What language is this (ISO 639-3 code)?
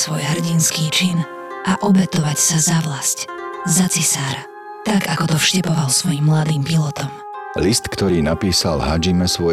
slk